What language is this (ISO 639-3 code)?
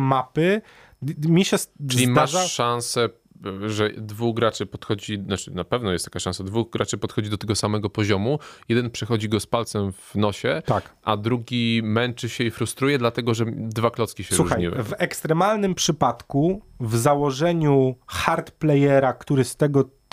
pol